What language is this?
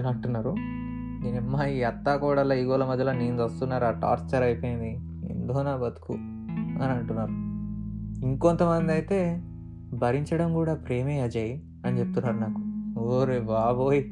Telugu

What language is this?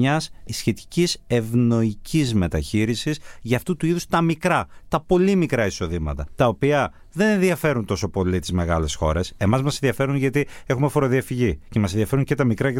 Greek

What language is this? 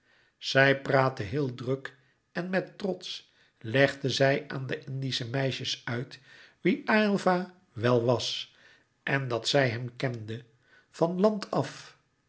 Dutch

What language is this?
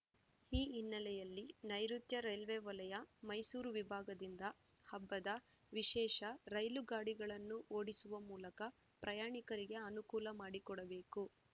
Kannada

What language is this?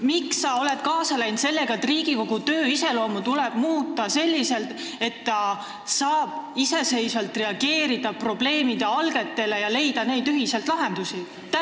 Estonian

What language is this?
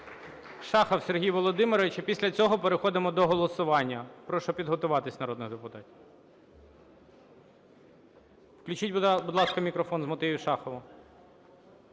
Ukrainian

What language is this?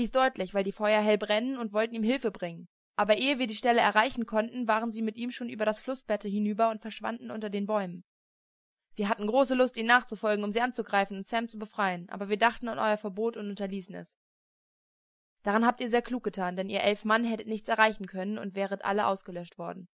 German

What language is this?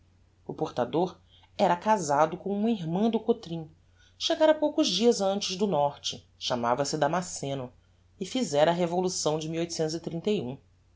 Portuguese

